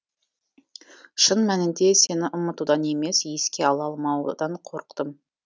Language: Kazakh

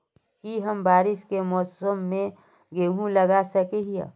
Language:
Magahi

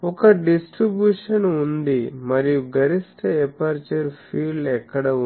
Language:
Telugu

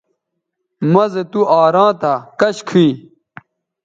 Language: Bateri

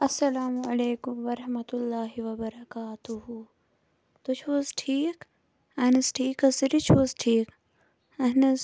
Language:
Kashmiri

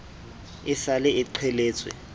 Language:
Southern Sotho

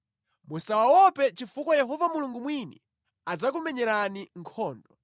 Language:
Nyanja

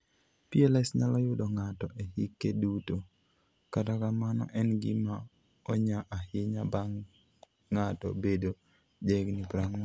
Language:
Luo (Kenya and Tanzania)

